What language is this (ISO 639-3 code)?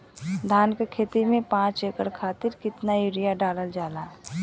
bho